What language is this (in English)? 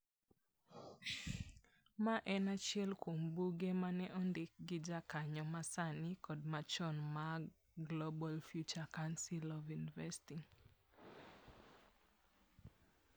Luo (Kenya and Tanzania)